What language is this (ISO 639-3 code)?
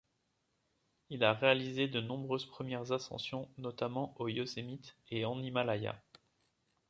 fra